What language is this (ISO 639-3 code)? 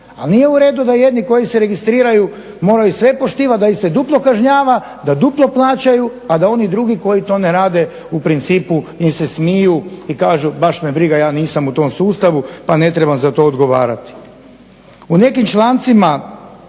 hrv